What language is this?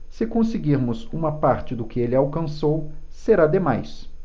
Portuguese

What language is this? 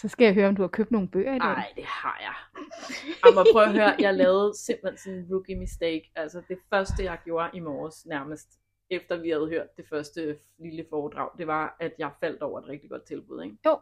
Danish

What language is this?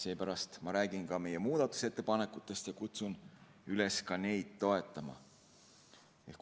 Estonian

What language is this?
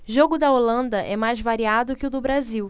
Portuguese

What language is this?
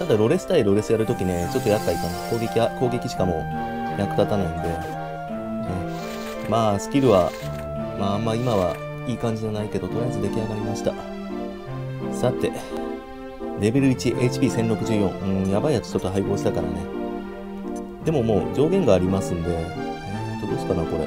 Japanese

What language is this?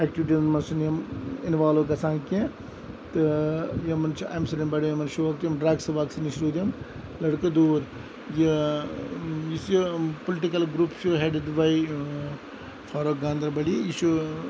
Kashmiri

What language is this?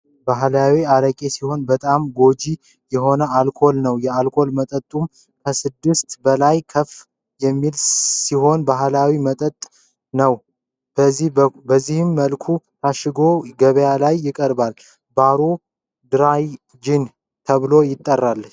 Amharic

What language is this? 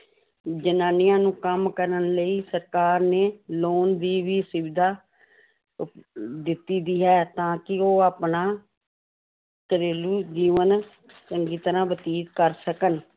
Punjabi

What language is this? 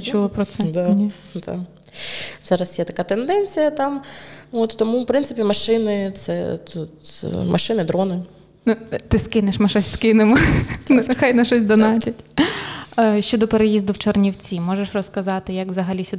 Ukrainian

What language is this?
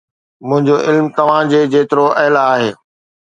Sindhi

